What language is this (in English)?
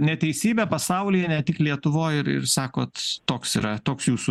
Lithuanian